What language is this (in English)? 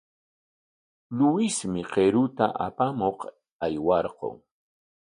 Corongo Ancash Quechua